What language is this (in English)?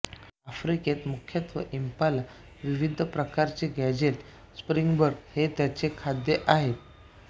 Marathi